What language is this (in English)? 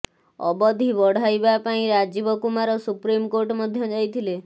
Odia